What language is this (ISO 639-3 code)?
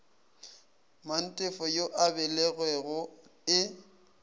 nso